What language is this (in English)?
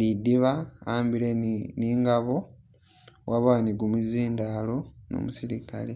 Masaaba